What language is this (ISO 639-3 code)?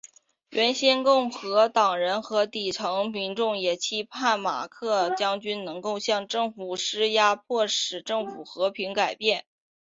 zho